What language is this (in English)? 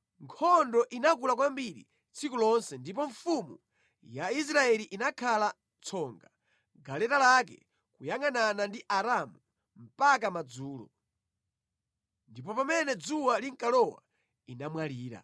Nyanja